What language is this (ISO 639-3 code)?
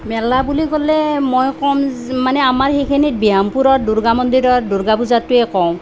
asm